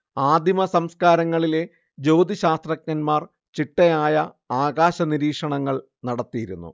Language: Malayalam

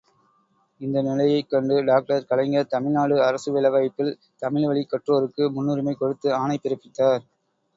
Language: Tamil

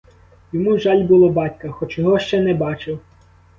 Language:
Ukrainian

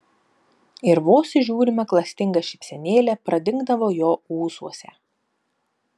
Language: Lithuanian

